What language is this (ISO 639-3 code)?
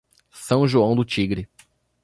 por